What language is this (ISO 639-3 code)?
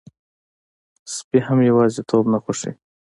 pus